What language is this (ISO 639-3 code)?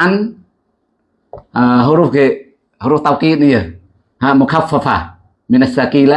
ind